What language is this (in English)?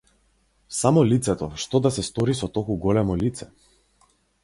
Macedonian